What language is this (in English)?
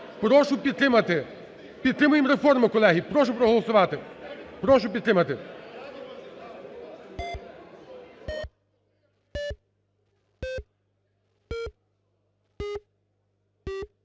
Ukrainian